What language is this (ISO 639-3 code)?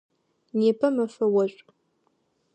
ady